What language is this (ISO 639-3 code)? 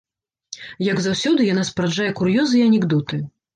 bel